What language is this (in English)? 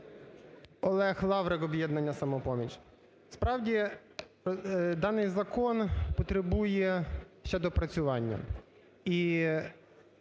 Ukrainian